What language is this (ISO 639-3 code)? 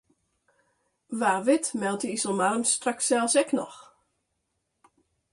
fry